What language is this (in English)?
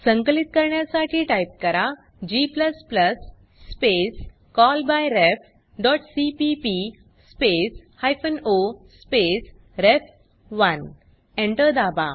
Marathi